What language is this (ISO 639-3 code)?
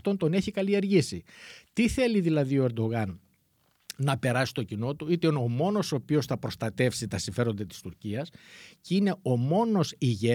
ell